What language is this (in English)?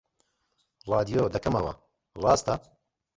Central Kurdish